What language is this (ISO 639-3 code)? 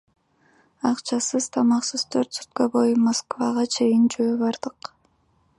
kir